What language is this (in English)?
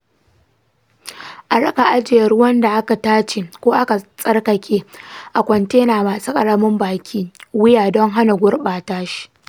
Hausa